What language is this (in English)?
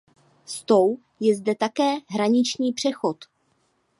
Czech